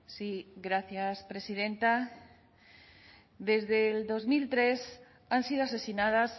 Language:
Spanish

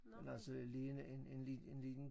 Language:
Danish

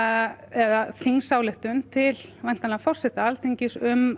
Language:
Icelandic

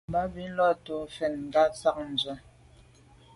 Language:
Medumba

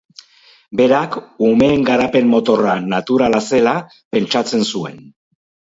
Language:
Basque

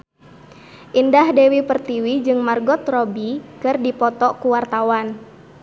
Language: Sundanese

